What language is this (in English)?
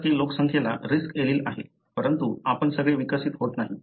Marathi